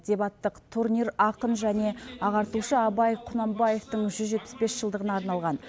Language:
Kazakh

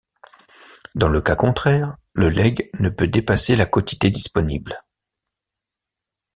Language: French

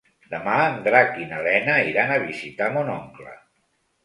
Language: Catalan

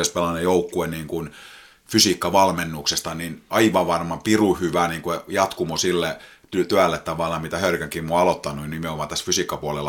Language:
Finnish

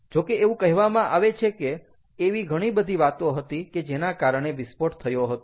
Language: Gujarati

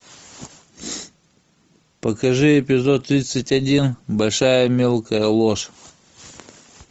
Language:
Russian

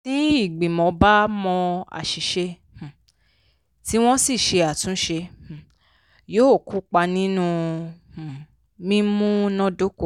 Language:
Yoruba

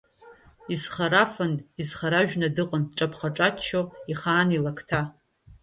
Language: Abkhazian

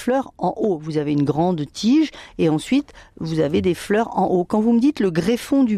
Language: French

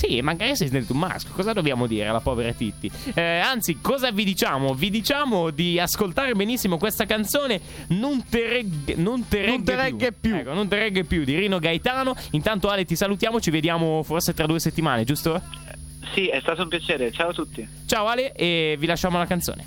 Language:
Italian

